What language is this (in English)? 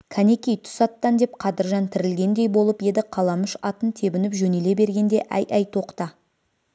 Kazakh